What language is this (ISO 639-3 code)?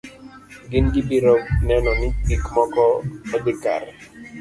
luo